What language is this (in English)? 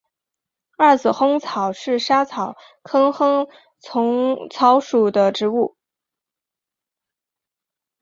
Chinese